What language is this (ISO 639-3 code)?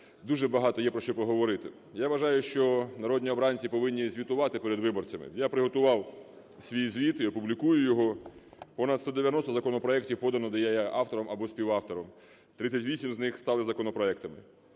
ukr